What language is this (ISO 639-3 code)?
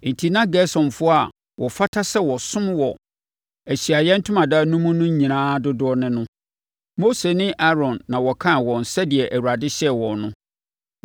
aka